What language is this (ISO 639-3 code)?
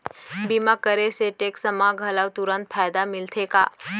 hne